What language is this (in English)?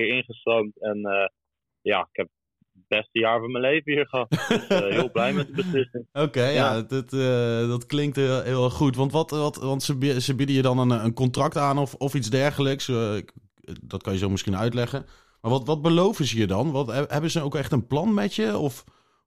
Dutch